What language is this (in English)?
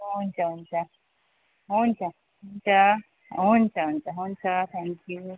Nepali